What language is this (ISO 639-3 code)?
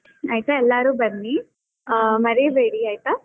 kan